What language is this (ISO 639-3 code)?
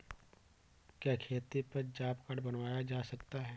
hin